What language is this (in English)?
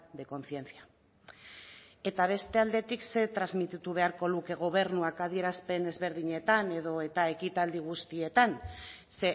Basque